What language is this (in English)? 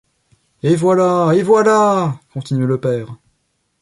French